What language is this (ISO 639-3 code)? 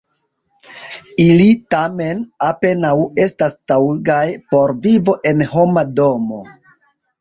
epo